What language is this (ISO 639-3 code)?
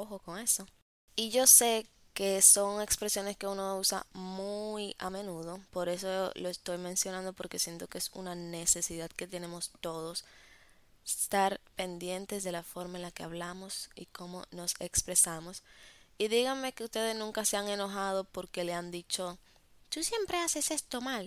spa